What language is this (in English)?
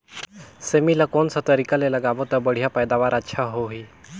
Chhattisgarhi